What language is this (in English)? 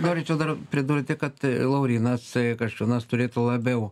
Lithuanian